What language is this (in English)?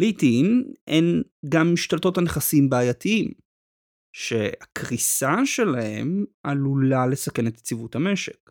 Hebrew